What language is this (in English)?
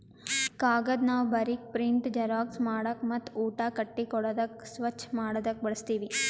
Kannada